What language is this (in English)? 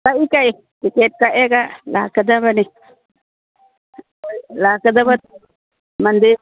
Manipuri